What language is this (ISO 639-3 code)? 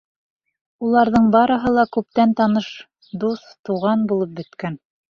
bak